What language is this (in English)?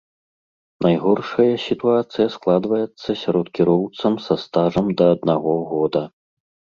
Belarusian